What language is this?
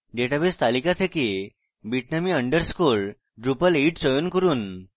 Bangla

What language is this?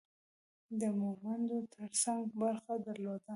Pashto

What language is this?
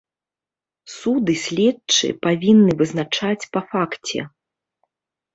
Belarusian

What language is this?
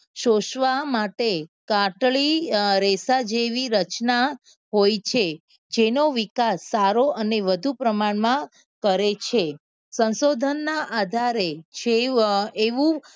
Gujarati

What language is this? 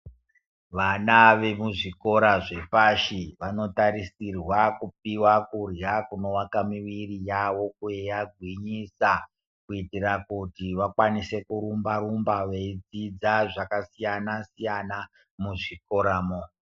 Ndau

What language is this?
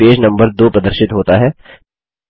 Hindi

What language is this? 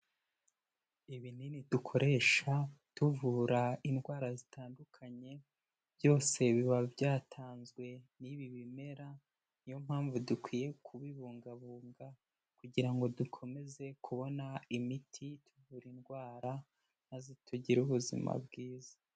Kinyarwanda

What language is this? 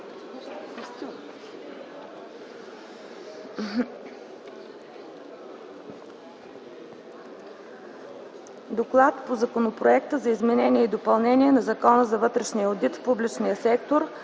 Bulgarian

